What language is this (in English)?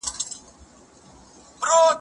Pashto